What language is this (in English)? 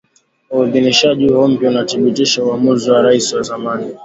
Swahili